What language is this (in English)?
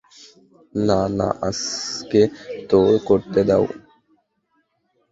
Bangla